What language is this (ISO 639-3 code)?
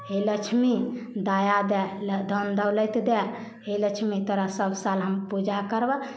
mai